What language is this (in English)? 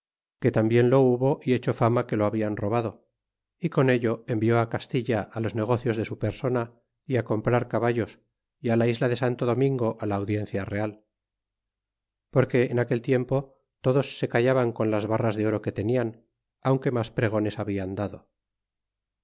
Spanish